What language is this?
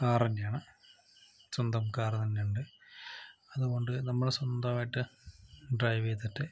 Malayalam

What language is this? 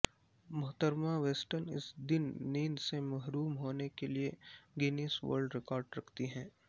Urdu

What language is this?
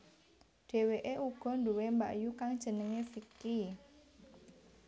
Javanese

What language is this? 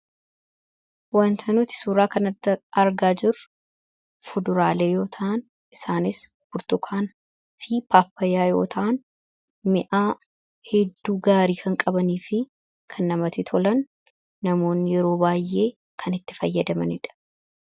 Oromo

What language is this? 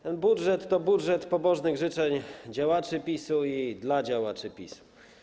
Polish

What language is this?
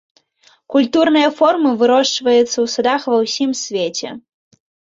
Belarusian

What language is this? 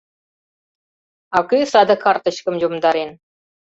Mari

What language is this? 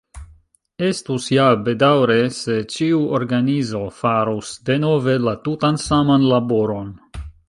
Esperanto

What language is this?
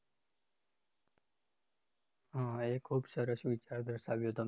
Gujarati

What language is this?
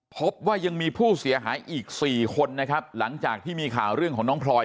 Thai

